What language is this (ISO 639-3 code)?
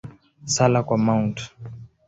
swa